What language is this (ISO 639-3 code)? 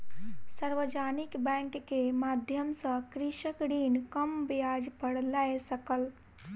mai